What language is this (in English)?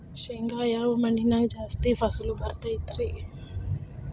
Kannada